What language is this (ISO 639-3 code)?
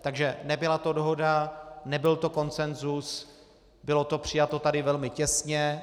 ces